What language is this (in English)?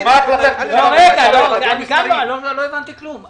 Hebrew